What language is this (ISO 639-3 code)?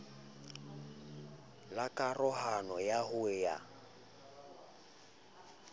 sot